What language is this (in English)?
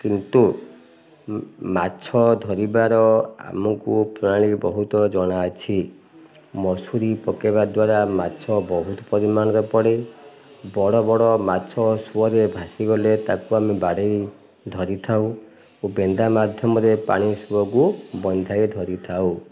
Odia